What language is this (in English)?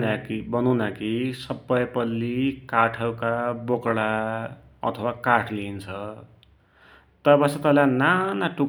Dotyali